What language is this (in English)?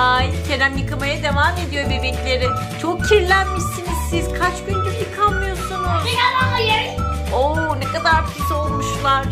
Turkish